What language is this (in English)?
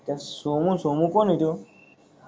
Marathi